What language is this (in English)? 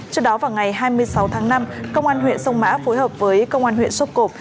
Vietnamese